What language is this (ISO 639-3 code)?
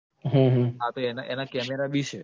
guj